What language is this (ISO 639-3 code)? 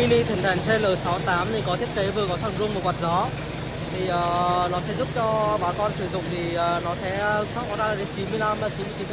vie